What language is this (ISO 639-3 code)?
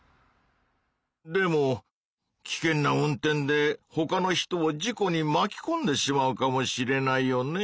jpn